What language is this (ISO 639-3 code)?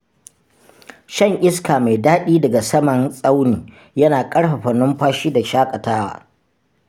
hau